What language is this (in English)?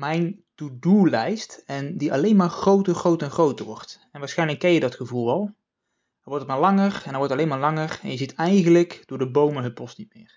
Dutch